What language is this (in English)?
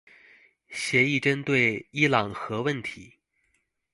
Chinese